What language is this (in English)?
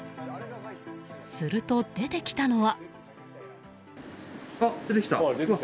Japanese